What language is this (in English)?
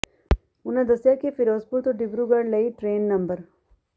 Punjabi